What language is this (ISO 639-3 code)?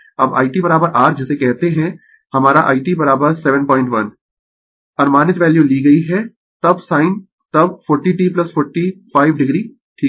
hin